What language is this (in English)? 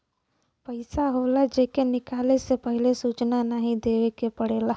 Bhojpuri